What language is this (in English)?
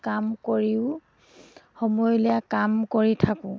Assamese